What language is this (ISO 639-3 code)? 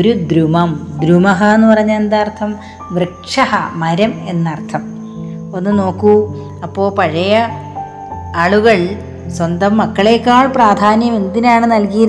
mal